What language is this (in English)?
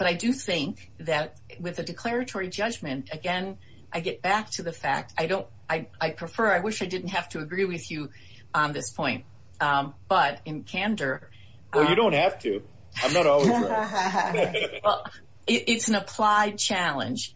English